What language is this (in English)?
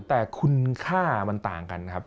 Thai